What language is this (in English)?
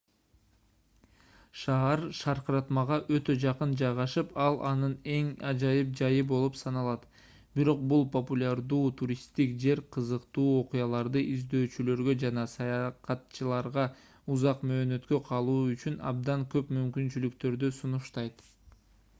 Kyrgyz